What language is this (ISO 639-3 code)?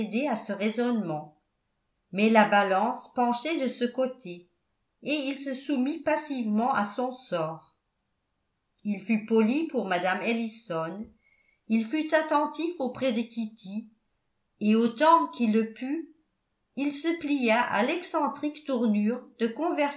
fra